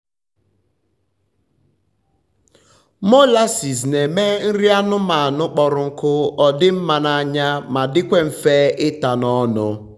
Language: Igbo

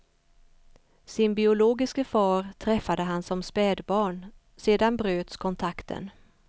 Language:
Swedish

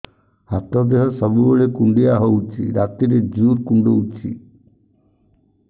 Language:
Odia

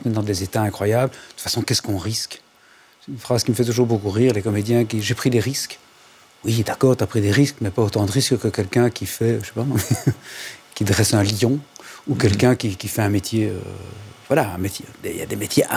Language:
French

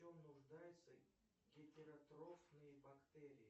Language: Russian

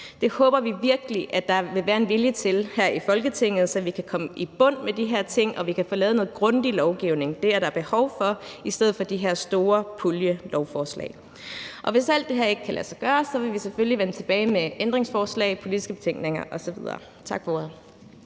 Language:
Danish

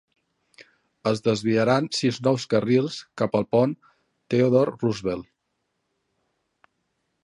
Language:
Catalan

